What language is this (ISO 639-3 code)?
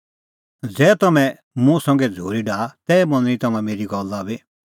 kfx